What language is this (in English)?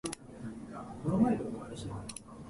Japanese